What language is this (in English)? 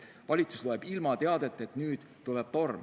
Estonian